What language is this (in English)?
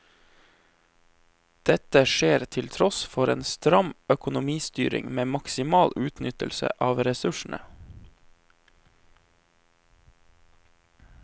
Norwegian